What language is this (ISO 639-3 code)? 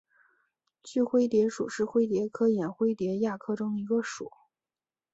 zho